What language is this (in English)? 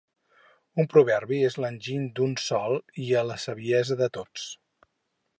Catalan